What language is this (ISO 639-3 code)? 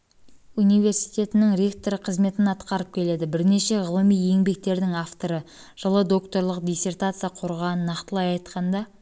kaz